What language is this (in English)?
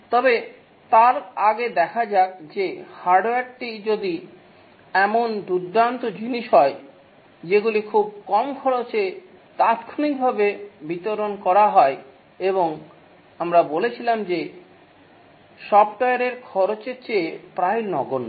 Bangla